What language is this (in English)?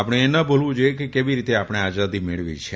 Gujarati